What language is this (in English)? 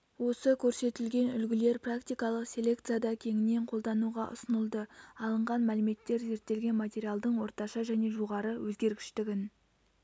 Kazakh